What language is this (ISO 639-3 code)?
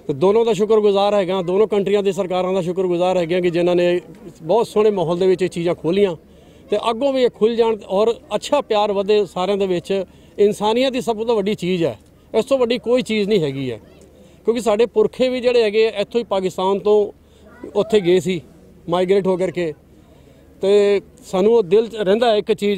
pan